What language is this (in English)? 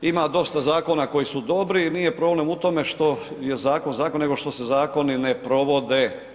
Croatian